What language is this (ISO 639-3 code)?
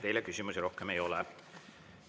est